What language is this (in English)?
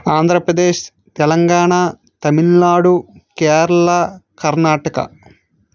Telugu